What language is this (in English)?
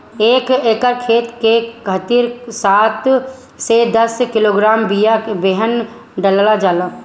Bhojpuri